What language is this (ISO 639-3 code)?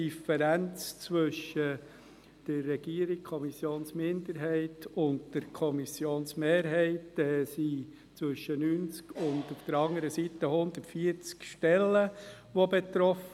gsw